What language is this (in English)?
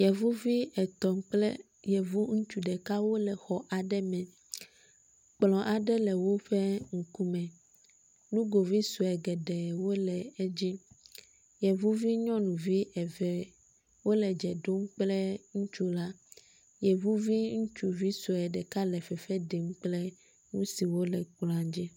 Ewe